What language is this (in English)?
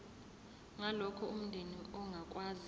Zulu